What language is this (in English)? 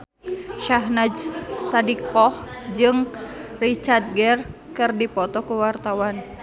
Sundanese